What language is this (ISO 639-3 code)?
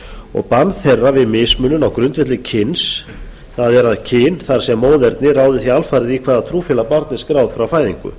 isl